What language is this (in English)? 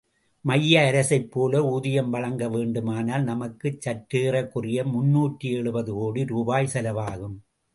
Tamil